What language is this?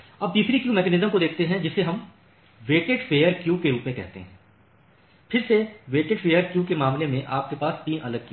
Hindi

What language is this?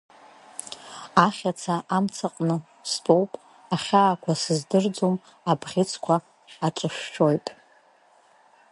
Abkhazian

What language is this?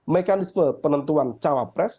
Indonesian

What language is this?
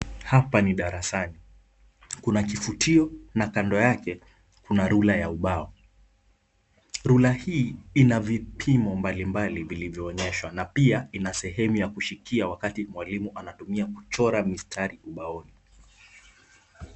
Swahili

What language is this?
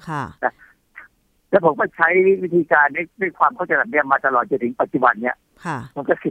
Thai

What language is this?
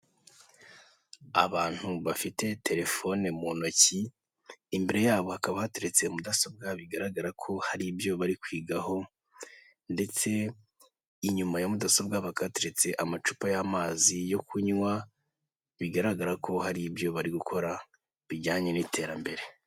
Kinyarwanda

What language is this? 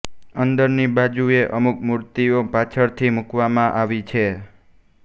Gujarati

